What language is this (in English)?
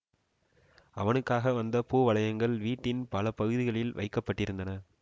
Tamil